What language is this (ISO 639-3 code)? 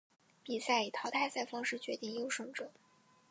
zho